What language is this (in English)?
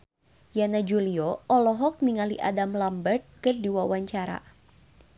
Sundanese